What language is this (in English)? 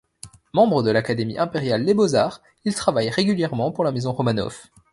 French